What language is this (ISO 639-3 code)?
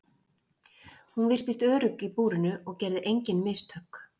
isl